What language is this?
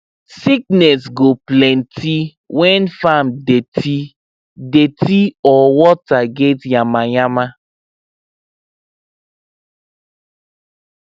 Nigerian Pidgin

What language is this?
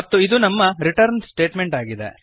Kannada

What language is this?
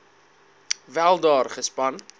Afrikaans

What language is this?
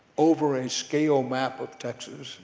English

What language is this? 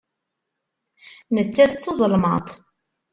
Kabyle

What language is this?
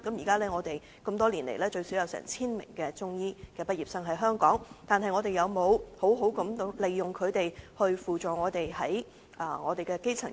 Cantonese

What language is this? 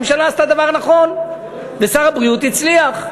Hebrew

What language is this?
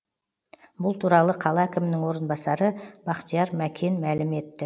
Kazakh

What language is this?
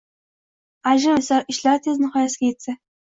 Uzbek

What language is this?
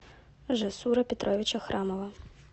Russian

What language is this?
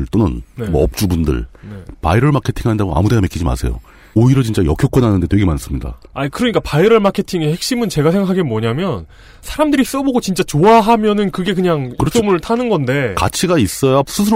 Korean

